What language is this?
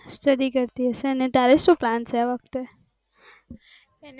Gujarati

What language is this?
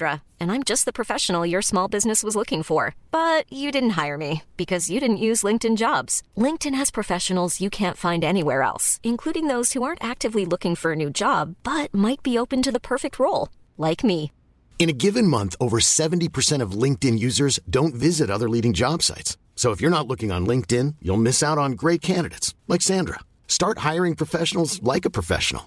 Filipino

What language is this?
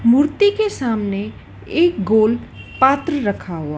Hindi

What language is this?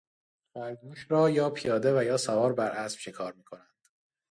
Persian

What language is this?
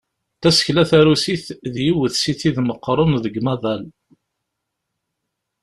Kabyle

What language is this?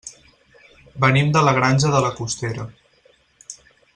Catalan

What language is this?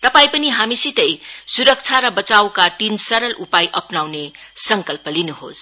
Nepali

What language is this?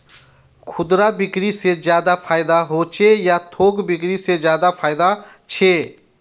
Magahi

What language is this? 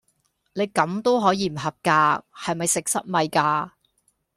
Cantonese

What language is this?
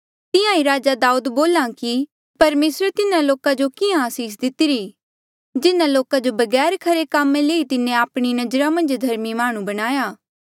Mandeali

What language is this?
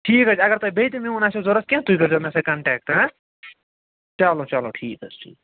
Kashmiri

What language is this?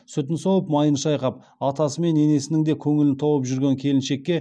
Kazakh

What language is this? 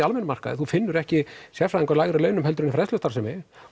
Icelandic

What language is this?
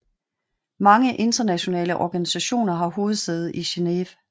Danish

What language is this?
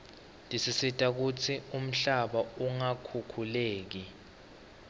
Swati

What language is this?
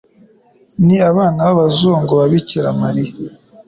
Kinyarwanda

